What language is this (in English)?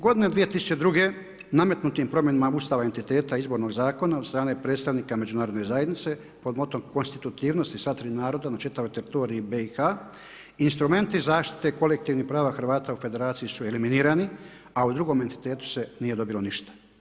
Croatian